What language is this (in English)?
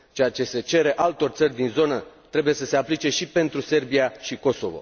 Romanian